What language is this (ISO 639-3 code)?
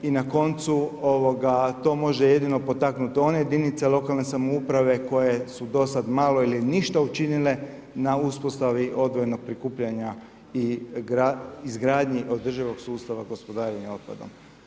hrv